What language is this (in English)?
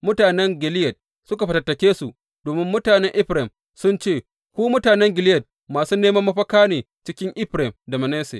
Hausa